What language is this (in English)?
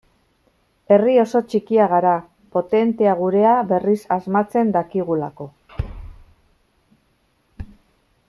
Basque